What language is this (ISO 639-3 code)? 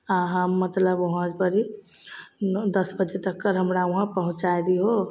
mai